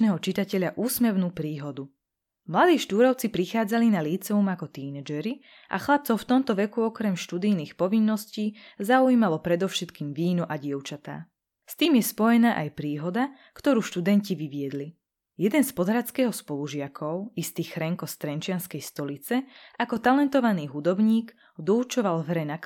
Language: Slovak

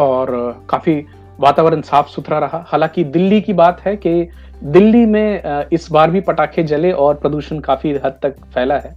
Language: Hindi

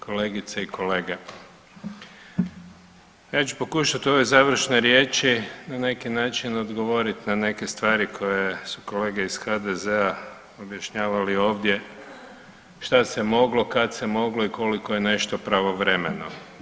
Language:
Croatian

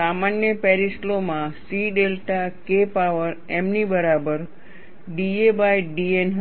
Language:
Gujarati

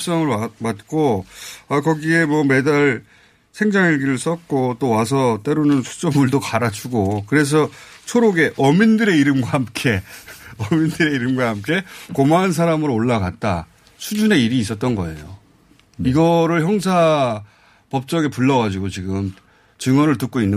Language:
Korean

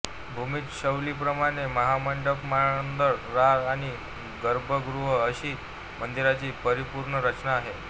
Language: Marathi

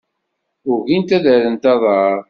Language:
Kabyle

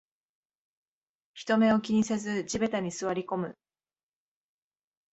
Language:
Japanese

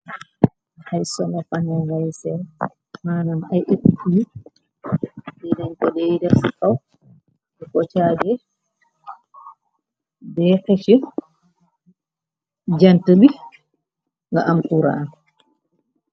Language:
Wolof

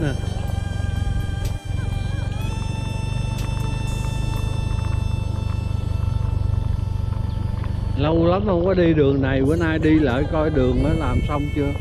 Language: Vietnamese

